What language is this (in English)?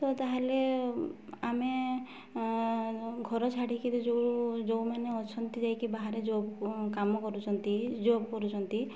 Odia